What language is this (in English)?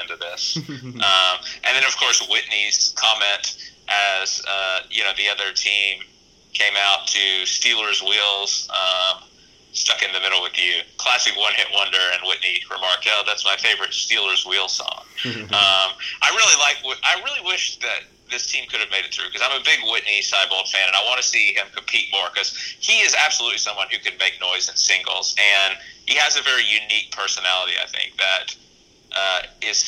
English